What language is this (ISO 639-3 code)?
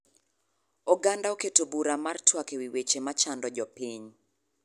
luo